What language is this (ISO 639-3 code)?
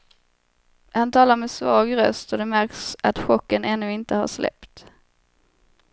swe